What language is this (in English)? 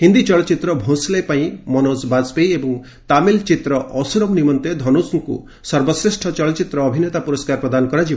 Odia